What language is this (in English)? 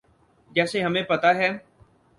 Urdu